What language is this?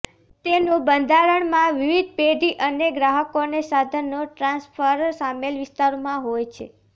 Gujarati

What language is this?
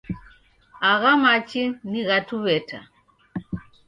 Taita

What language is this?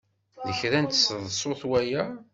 Kabyle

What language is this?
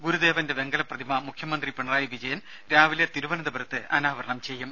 Malayalam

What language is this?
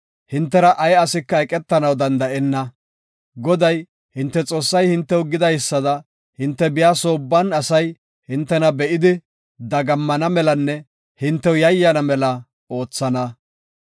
Gofa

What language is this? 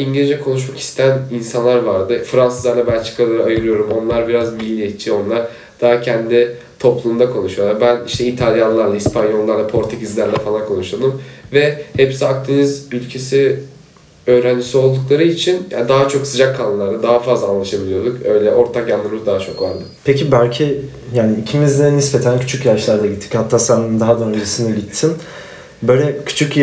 Turkish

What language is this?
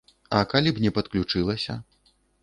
Belarusian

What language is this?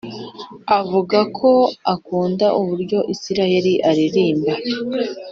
Kinyarwanda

